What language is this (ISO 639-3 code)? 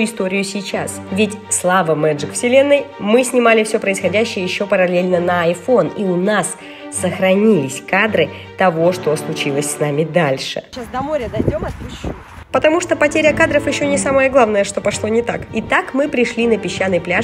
rus